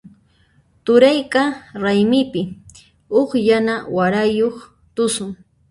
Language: Puno Quechua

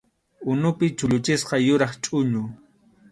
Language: Arequipa-La Unión Quechua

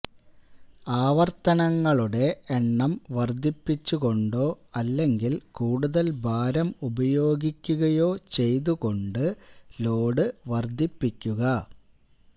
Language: Malayalam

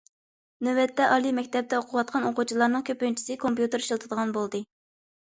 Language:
Uyghur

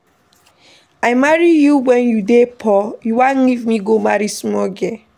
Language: Nigerian Pidgin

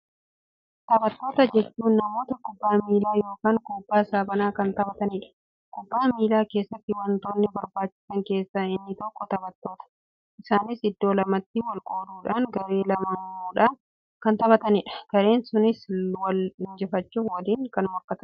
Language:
Oromo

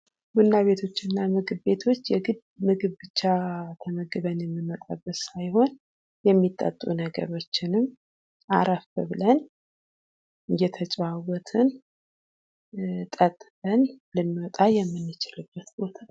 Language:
Amharic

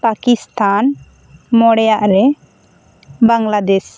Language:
Santali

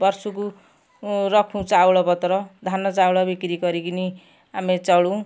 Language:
Odia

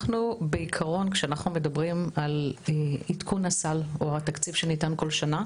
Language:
Hebrew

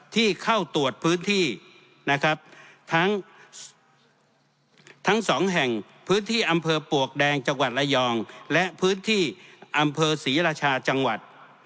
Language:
Thai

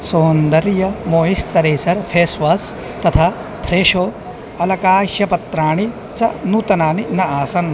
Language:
Sanskrit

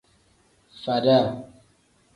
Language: Tem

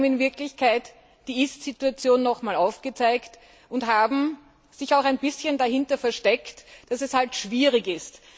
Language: German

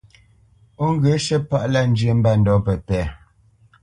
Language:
Bamenyam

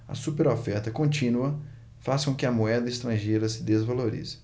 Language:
Portuguese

